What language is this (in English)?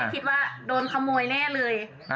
Thai